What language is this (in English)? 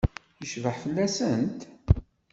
Kabyle